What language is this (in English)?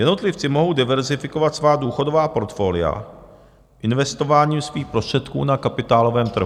Czech